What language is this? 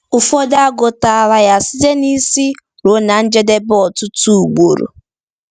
Igbo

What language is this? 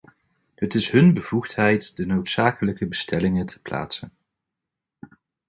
Dutch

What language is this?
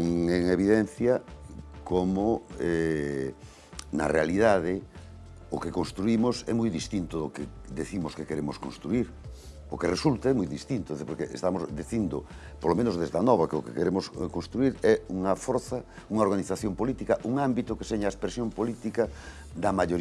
Spanish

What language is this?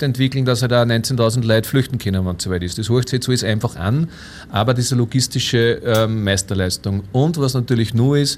German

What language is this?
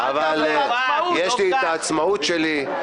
Hebrew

